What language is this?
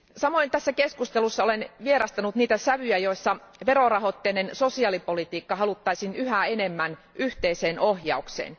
Finnish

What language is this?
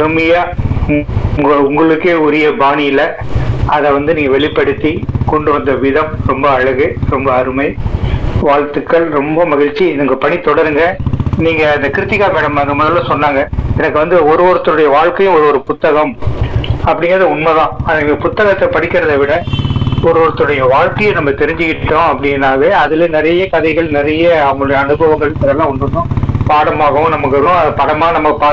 Tamil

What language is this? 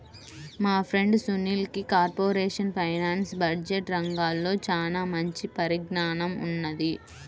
Telugu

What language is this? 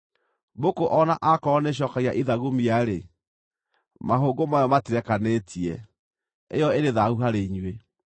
Kikuyu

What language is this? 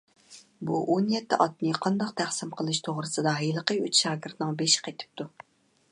Uyghur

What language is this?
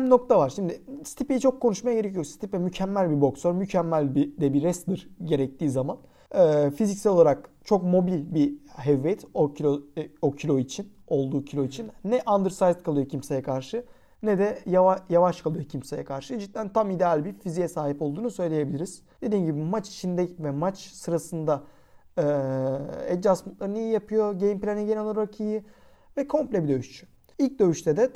Turkish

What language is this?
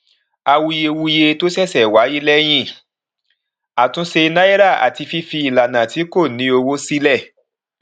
Yoruba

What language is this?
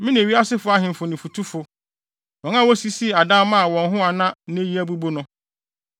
Akan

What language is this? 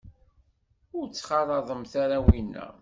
Kabyle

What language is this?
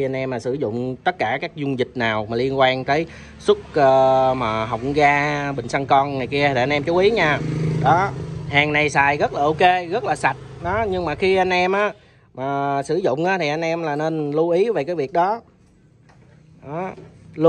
Vietnamese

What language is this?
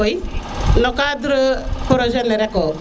Serer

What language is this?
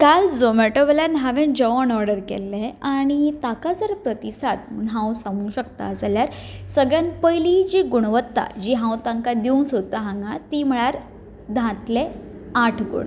Konkani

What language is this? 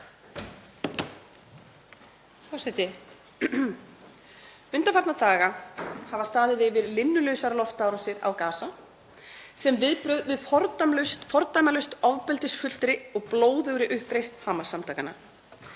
Icelandic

